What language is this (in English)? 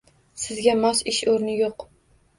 Uzbek